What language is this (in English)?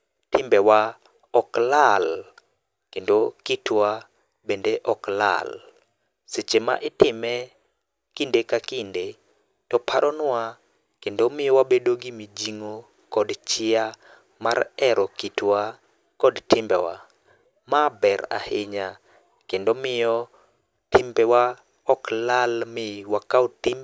Luo (Kenya and Tanzania)